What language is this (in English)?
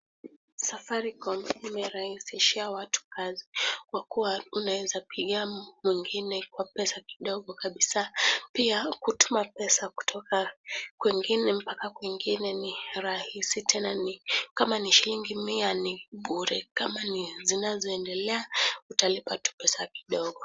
Swahili